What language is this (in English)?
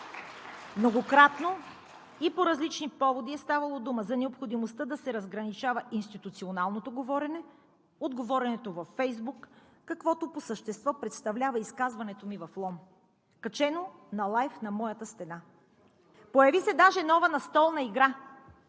Bulgarian